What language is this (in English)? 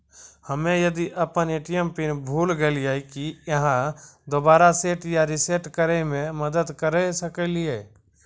Maithili